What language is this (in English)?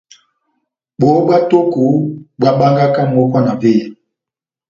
Batanga